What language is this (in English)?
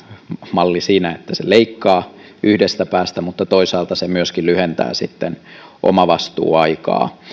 Finnish